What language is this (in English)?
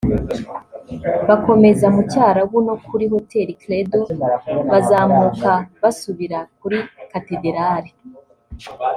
Kinyarwanda